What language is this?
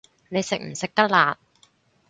Cantonese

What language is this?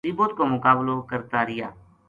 Gujari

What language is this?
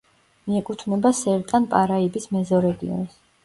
Georgian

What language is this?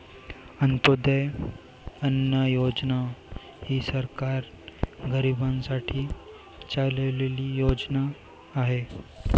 Marathi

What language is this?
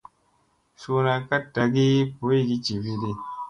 Musey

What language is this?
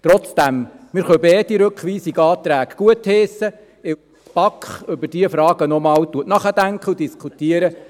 Swiss German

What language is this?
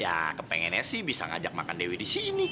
Indonesian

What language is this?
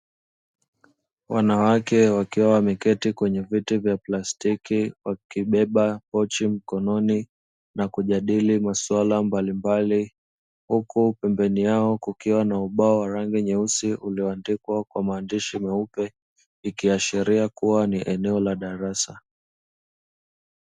Swahili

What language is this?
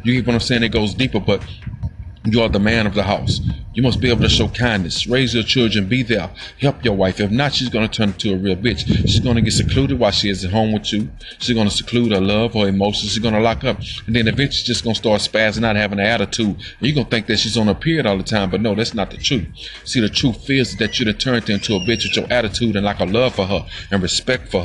English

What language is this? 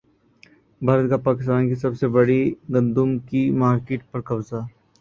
Urdu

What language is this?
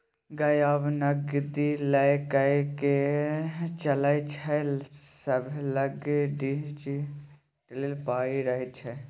Maithili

